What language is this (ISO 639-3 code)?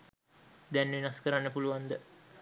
sin